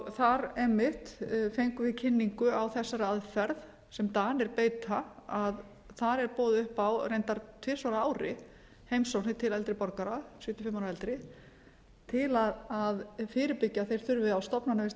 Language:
Icelandic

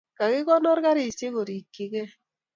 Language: Kalenjin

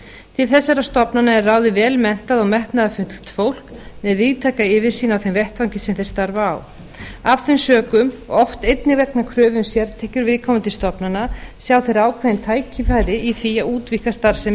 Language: Icelandic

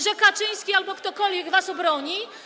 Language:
Polish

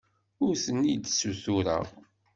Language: Kabyle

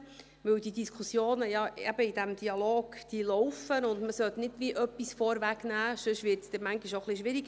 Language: Swiss German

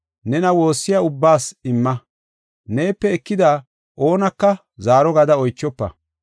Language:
Gofa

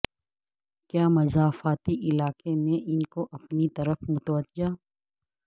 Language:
Urdu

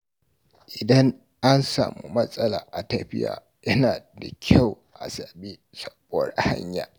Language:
Hausa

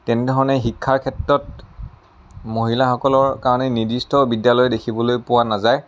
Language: Assamese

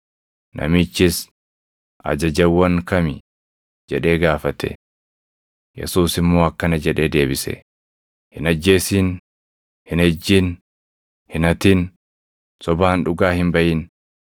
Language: Oromo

